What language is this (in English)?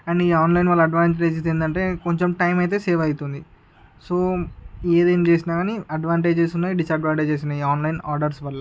Telugu